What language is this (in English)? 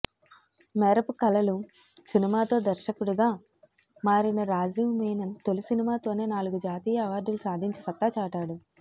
Telugu